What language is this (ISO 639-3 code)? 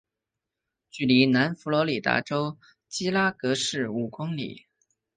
zho